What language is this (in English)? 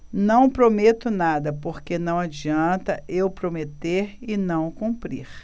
Portuguese